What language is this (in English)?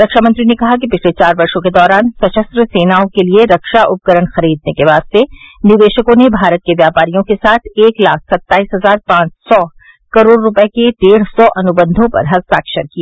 Hindi